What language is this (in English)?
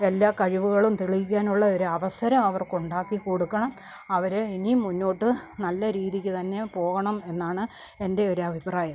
Malayalam